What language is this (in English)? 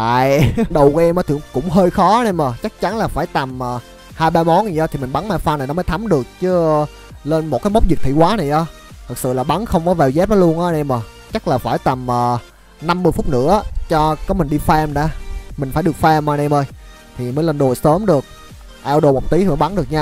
Vietnamese